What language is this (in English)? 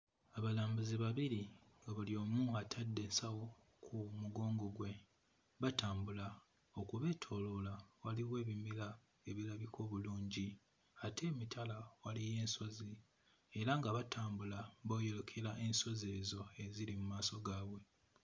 Ganda